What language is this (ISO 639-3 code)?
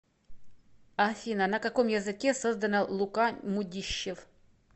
rus